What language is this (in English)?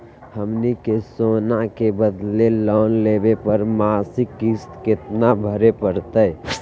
Magahi